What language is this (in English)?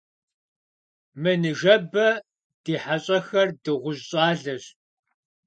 Kabardian